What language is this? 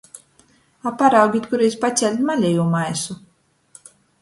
Latgalian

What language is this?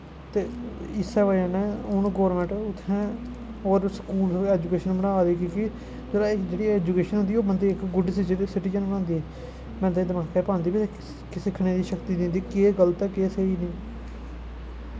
Dogri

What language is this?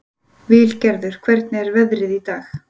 Icelandic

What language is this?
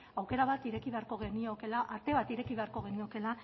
Basque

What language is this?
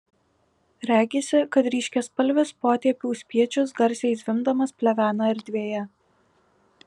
Lithuanian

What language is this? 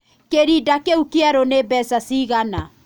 Kikuyu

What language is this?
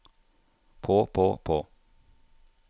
Norwegian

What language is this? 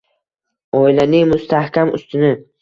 Uzbek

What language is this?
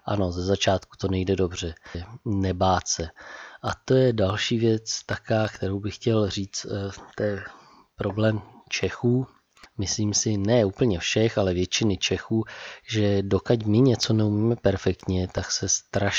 Czech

